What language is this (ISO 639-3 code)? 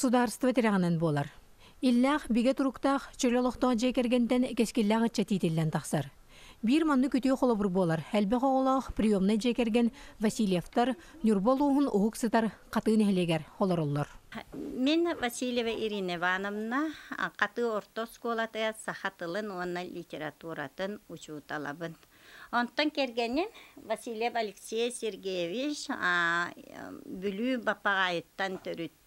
tur